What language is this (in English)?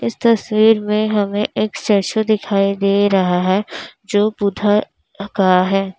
Hindi